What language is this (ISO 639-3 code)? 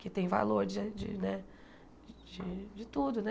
por